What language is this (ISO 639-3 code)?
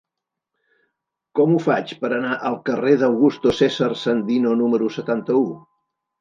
cat